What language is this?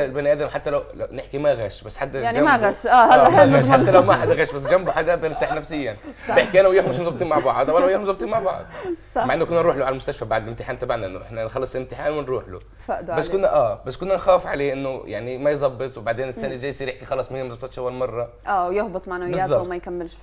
Arabic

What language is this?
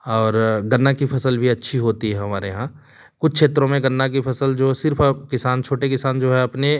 Hindi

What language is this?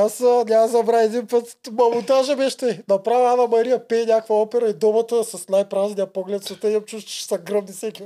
Bulgarian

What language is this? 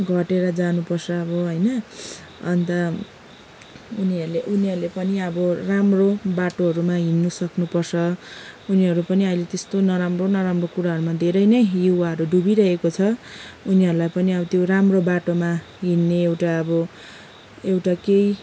Nepali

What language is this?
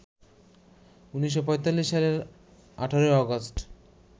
Bangla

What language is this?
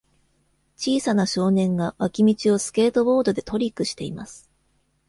Japanese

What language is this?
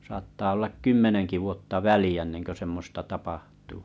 Finnish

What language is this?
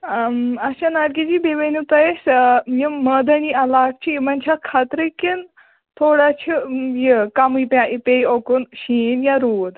Kashmiri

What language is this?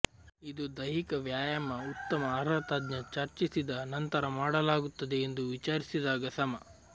Kannada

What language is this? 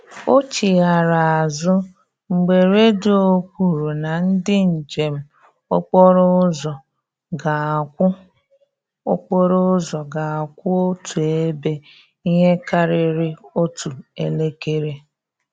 Igbo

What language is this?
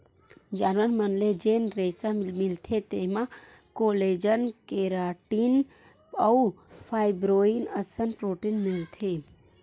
Chhattisgarhi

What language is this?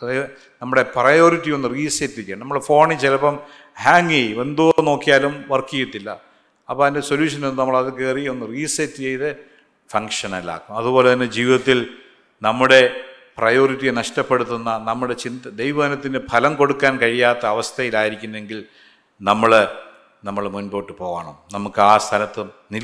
Malayalam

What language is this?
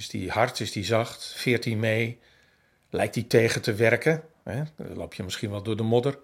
Dutch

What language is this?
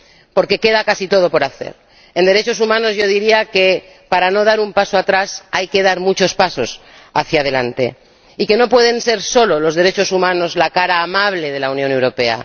Spanish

